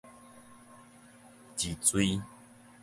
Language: Min Nan Chinese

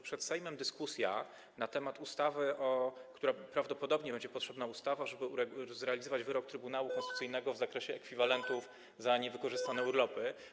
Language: Polish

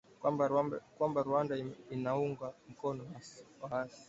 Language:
Swahili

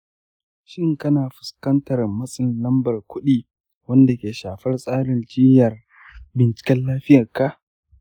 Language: Hausa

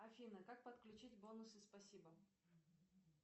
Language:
Russian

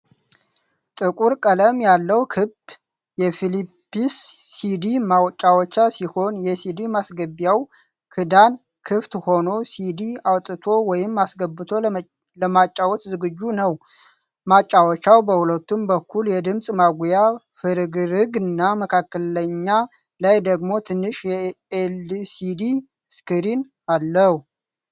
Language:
Amharic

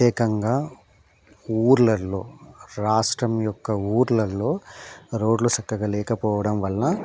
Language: Telugu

